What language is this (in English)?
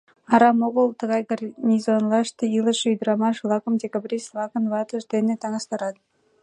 Mari